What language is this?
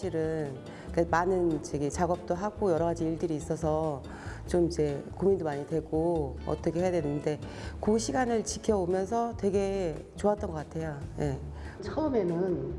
Korean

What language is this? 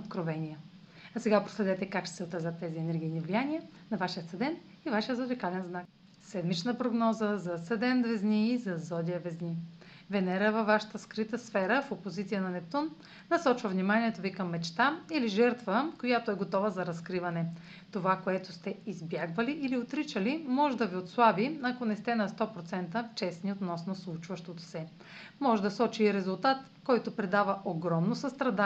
Bulgarian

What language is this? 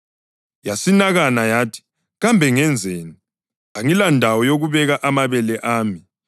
North Ndebele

